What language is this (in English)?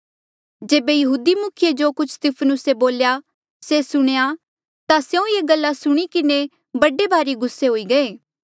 Mandeali